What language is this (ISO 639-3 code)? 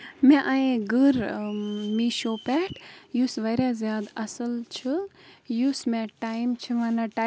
kas